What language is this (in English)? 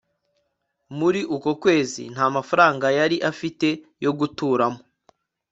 Kinyarwanda